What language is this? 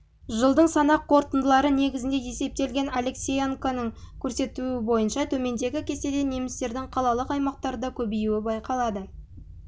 Kazakh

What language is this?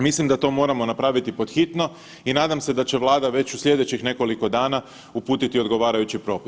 Croatian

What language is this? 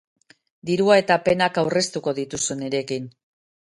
Basque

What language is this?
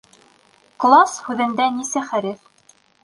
Bashkir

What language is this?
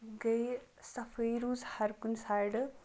Kashmiri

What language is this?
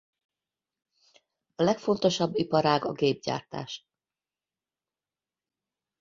Hungarian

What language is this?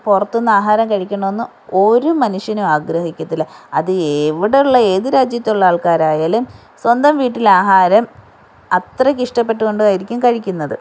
Malayalam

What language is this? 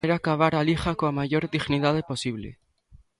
Galician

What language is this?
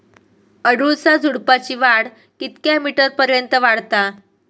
Marathi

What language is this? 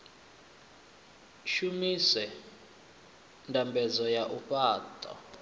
Venda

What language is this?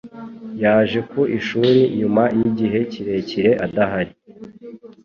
Kinyarwanda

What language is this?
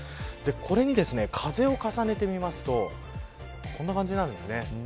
Japanese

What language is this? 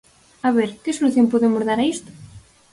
Galician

